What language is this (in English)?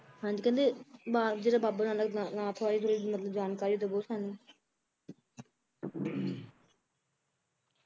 Punjabi